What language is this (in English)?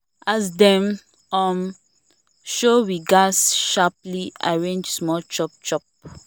Nigerian Pidgin